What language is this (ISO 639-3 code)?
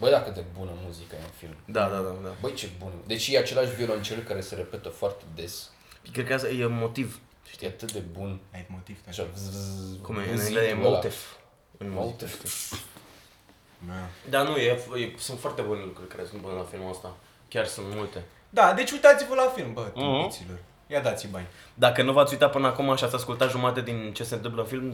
ron